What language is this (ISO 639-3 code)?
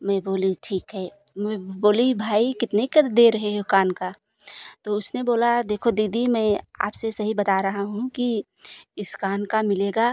hin